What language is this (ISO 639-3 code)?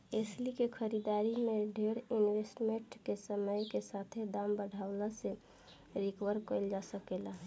bho